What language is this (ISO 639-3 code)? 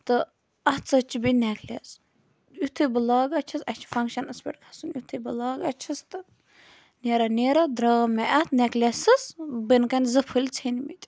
kas